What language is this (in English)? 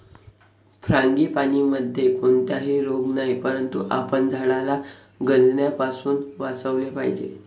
Marathi